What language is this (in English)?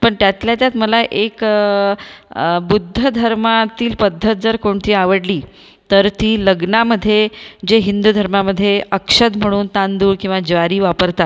Marathi